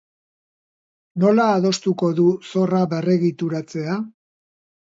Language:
Basque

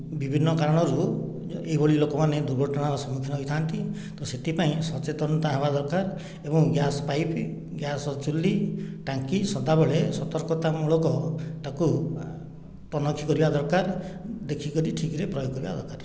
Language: Odia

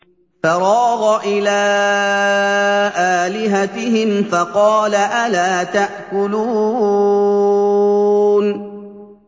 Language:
Arabic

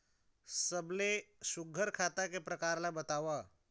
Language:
Chhattisgarhi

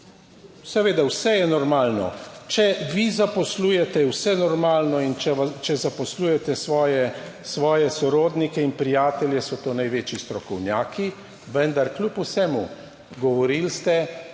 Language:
Slovenian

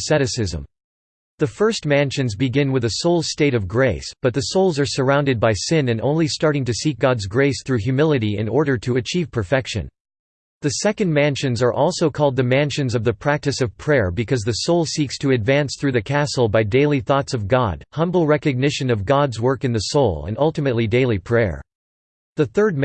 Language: English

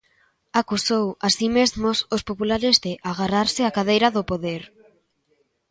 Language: Galician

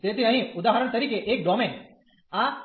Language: Gujarati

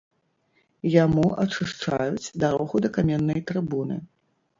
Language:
Belarusian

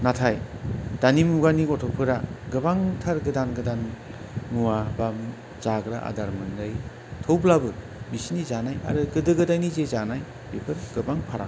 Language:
Bodo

